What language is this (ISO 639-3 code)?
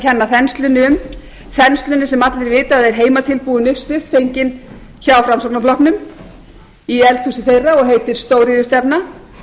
isl